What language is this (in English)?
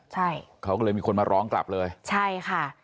Thai